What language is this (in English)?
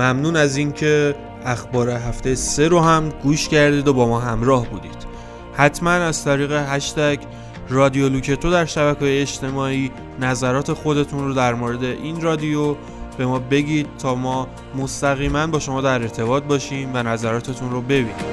Persian